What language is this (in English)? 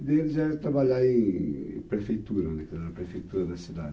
Portuguese